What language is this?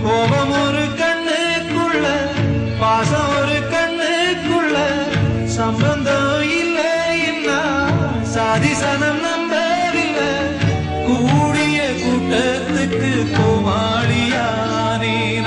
Tamil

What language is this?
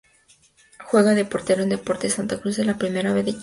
Spanish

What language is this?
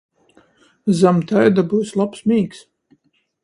Latgalian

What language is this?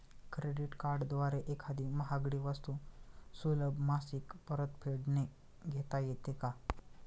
Marathi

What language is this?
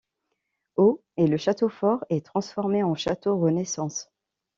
French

